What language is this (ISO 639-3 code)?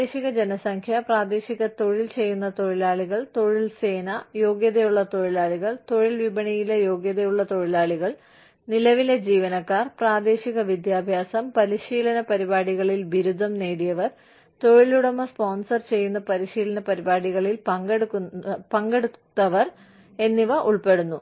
mal